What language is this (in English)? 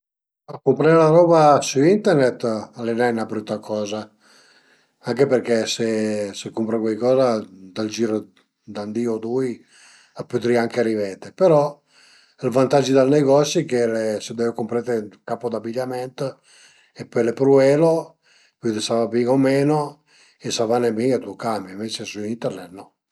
Piedmontese